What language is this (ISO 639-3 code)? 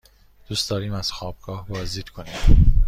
fas